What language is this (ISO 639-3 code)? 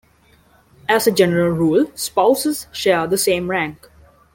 eng